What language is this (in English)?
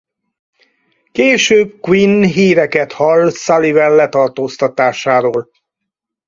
Hungarian